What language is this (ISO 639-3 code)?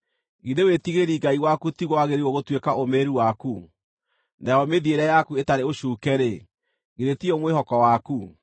kik